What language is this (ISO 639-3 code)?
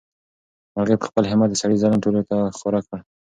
pus